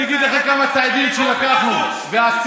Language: Hebrew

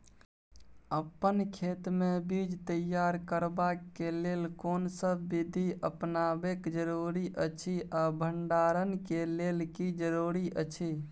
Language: Maithili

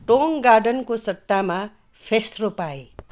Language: Nepali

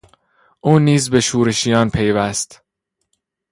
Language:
Persian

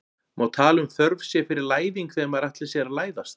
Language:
Icelandic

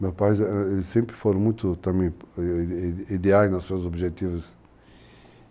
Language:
Portuguese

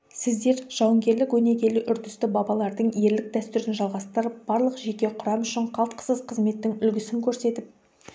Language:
Kazakh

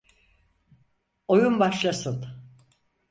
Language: Turkish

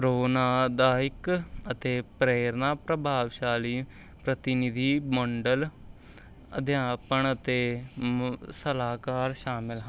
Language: Punjabi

